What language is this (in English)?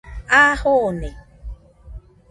Nüpode Huitoto